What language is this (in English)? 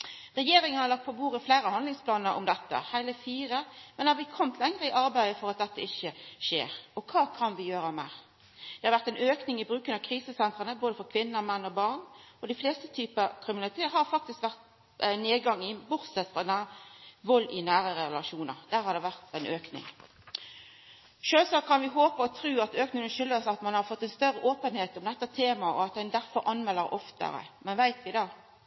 Norwegian Nynorsk